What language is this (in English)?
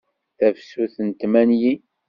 Kabyle